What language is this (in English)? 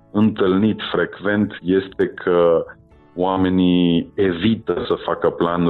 Romanian